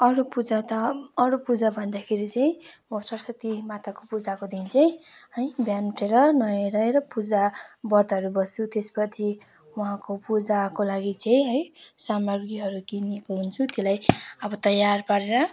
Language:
Nepali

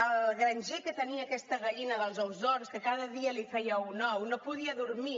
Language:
Catalan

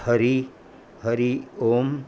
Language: Sindhi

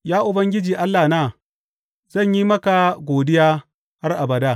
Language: Hausa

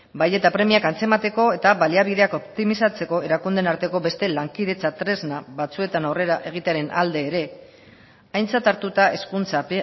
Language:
Basque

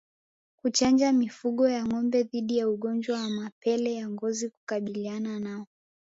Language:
Swahili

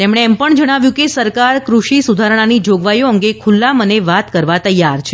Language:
Gujarati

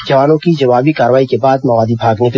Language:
Hindi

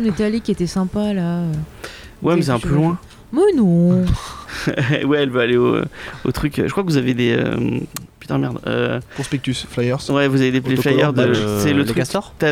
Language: French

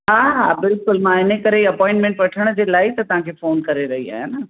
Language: Sindhi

